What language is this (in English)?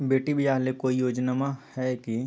Magahi